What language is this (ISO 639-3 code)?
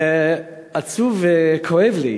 heb